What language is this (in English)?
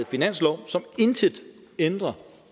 Danish